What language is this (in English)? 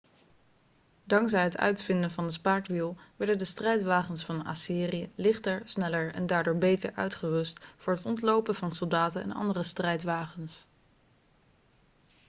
Dutch